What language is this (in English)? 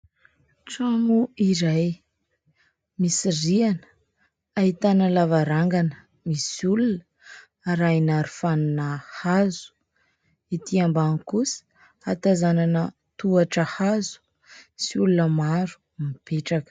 Malagasy